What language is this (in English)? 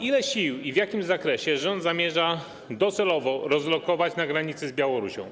Polish